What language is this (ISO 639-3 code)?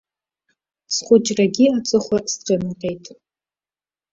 abk